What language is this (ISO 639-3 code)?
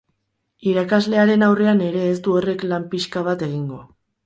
eus